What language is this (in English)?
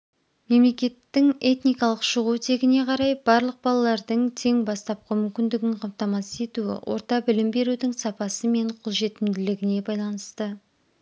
Kazakh